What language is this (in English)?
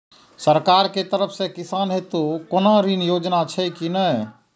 Maithili